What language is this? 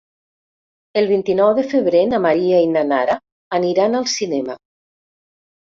Catalan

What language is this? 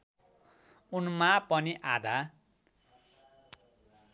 Nepali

